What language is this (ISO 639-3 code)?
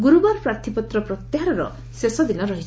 ori